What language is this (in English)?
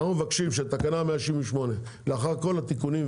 Hebrew